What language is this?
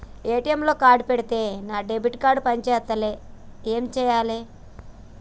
Telugu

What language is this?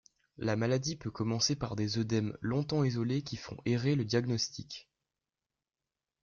French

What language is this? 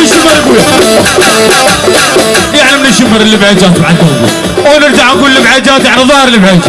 Arabic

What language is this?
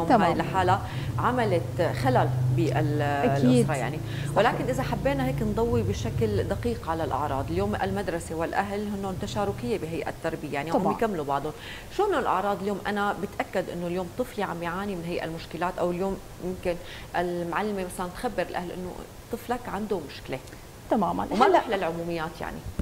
Arabic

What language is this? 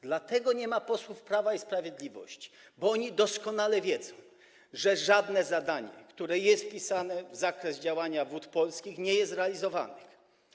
Polish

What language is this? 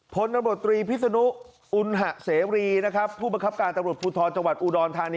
Thai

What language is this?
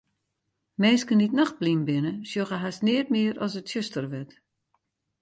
Western Frisian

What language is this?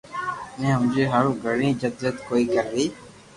Loarki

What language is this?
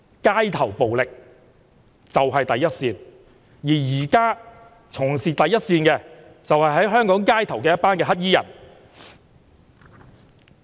Cantonese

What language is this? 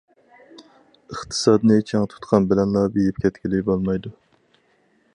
Uyghur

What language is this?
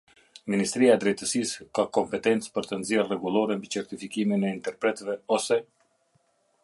Albanian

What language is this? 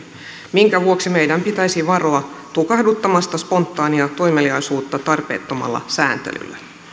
Finnish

